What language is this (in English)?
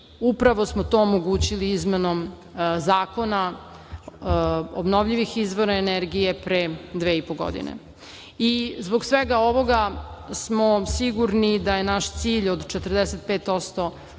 Serbian